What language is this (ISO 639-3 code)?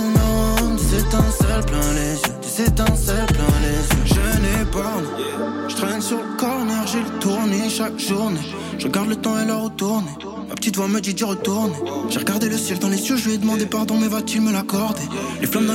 fra